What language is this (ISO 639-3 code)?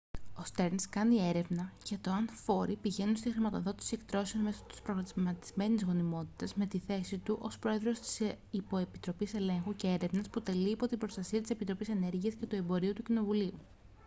ell